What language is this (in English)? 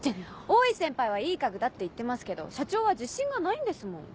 Japanese